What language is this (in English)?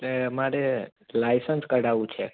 Gujarati